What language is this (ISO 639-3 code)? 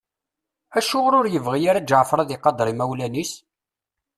kab